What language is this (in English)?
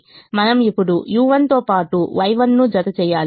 Telugu